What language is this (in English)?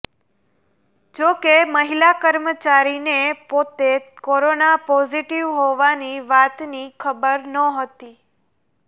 Gujarati